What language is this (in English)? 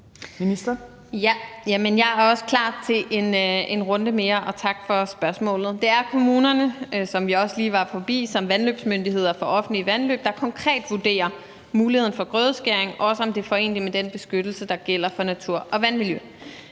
Danish